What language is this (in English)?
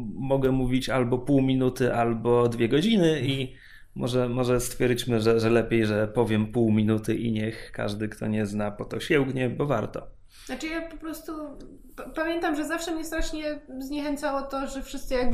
Polish